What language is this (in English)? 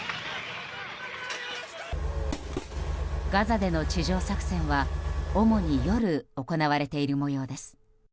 Japanese